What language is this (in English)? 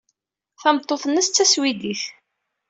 Kabyle